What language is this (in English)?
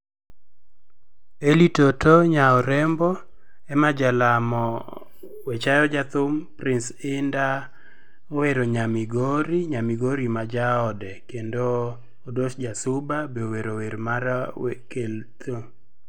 Luo (Kenya and Tanzania)